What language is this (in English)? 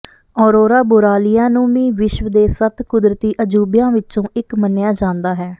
Punjabi